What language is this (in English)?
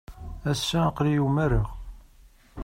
Kabyle